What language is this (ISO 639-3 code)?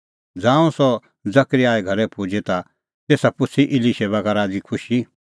kfx